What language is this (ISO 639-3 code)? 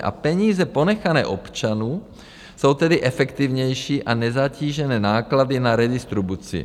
ces